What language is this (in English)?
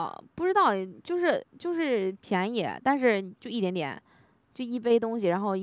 Chinese